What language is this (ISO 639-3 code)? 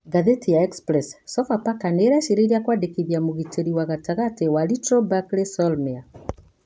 kik